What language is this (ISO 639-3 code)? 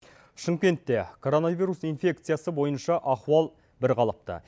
kaz